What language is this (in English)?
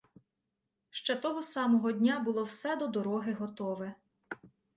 Ukrainian